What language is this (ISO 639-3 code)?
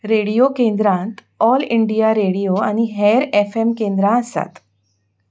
kok